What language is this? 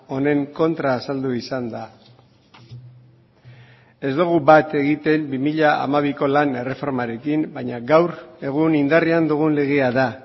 Basque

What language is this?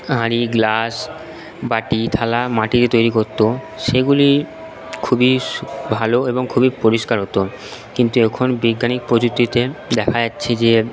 Bangla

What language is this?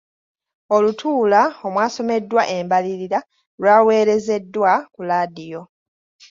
Ganda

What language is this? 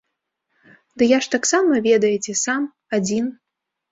Belarusian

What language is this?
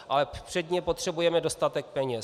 Czech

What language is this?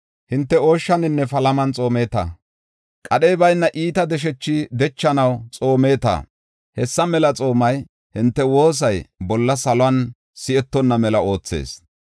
Gofa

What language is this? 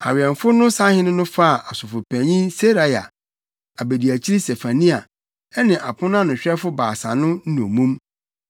Akan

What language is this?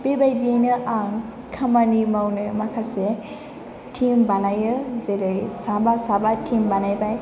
Bodo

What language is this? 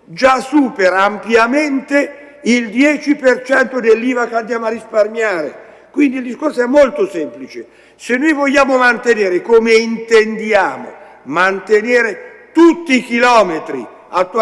Italian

